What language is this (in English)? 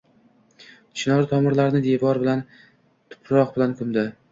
Uzbek